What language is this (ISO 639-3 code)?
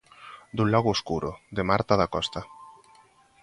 glg